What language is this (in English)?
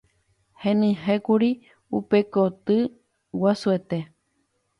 Guarani